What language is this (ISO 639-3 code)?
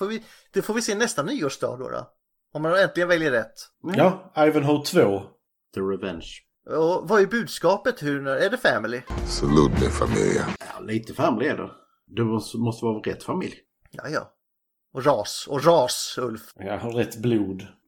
swe